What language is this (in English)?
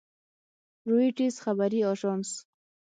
Pashto